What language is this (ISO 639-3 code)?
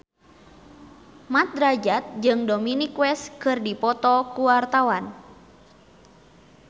sun